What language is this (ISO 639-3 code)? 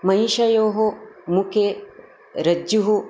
san